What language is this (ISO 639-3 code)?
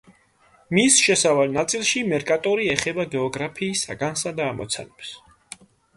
kat